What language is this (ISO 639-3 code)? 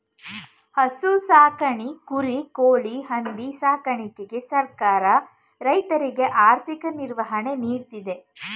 kan